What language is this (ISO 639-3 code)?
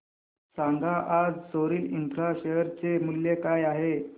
mar